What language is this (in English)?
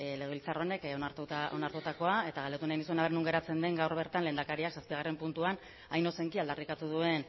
Basque